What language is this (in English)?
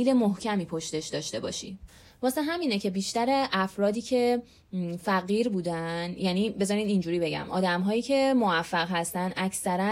Persian